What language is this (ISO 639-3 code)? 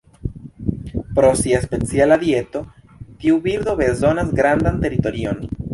epo